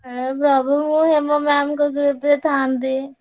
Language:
Odia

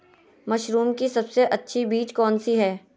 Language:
Magahi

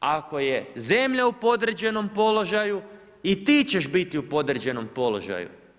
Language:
Croatian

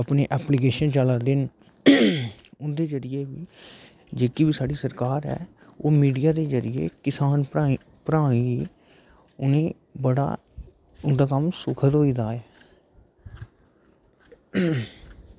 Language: Dogri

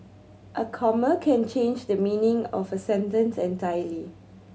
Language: English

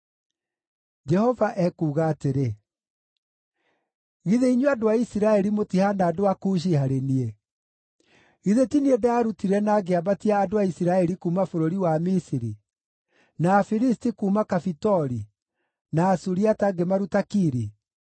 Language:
Kikuyu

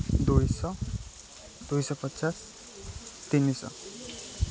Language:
Odia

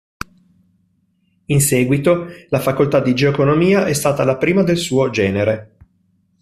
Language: Italian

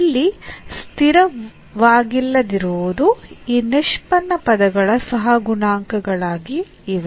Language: Kannada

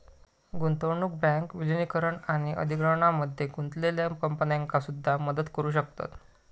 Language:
Marathi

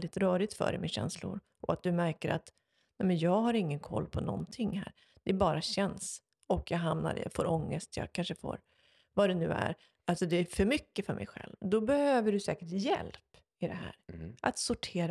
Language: Swedish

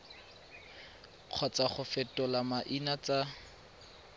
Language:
Tswana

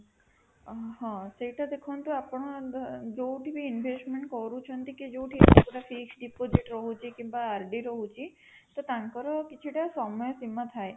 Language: Odia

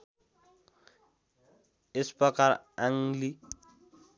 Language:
Nepali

